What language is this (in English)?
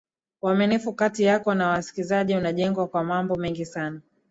Swahili